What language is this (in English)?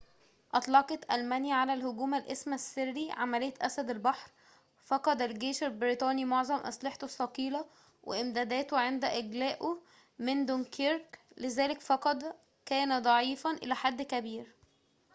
Arabic